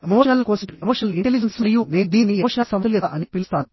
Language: Telugu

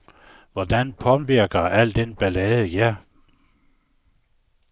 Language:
Danish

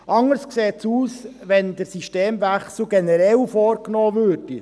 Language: Swiss German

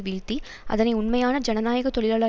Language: Tamil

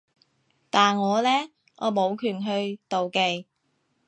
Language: Cantonese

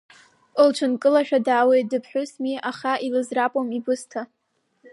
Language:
Abkhazian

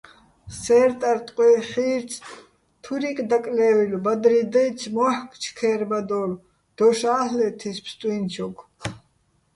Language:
Bats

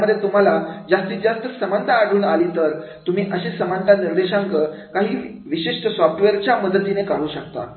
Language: Marathi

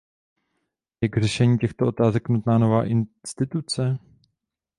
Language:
Czech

